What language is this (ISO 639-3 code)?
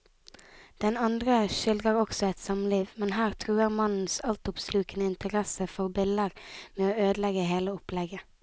nor